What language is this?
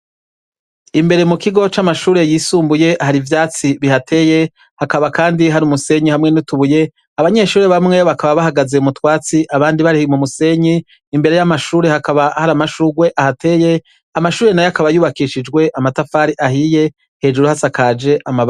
Rundi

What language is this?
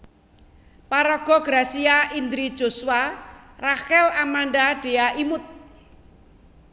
Javanese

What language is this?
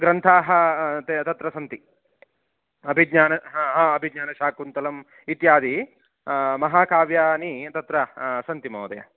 Sanskrit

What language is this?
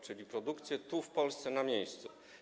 Polish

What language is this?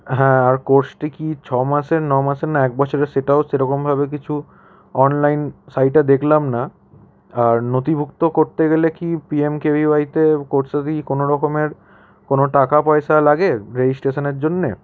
Bangla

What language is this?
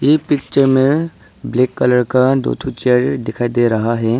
Hindi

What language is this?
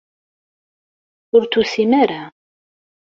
Kabyle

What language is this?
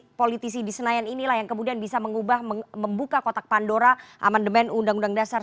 Indonesian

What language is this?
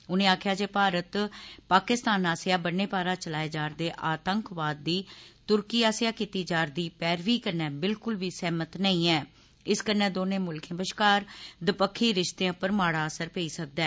Dogri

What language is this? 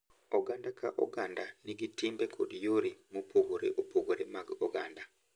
Luo (Kenya and Tanzania)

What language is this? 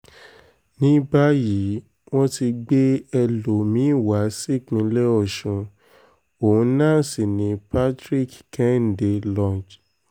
Yoruba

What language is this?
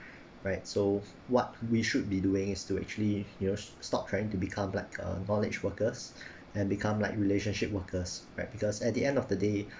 English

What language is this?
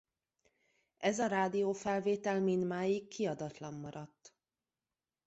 Hungarian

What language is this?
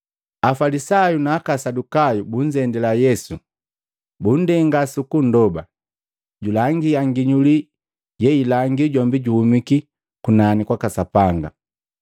Matengo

